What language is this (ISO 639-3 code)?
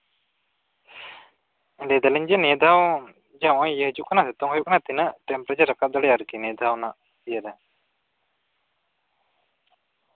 sat